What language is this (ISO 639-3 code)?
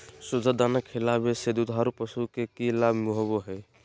mag